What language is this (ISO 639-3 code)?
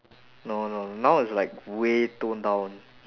eng